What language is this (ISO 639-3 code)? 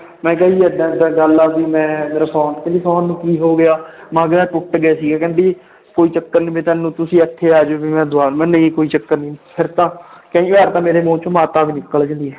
pan